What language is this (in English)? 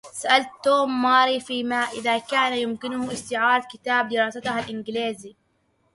Arabic